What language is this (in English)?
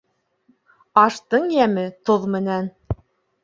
Bashkir